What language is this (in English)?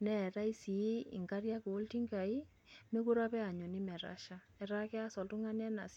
Masai